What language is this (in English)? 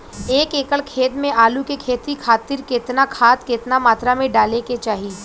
Bhojpuri